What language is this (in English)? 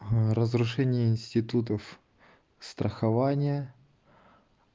Russian